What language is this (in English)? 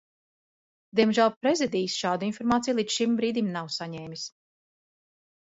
Latvian